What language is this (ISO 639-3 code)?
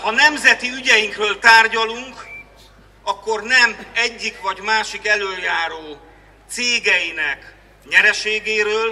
hun